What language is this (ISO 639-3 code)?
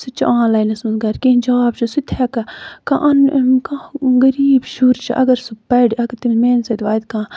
kas